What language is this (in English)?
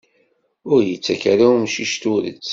Kabyle